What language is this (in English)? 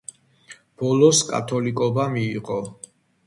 Georgian